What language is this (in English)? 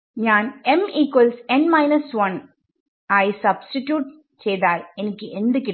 Malayalam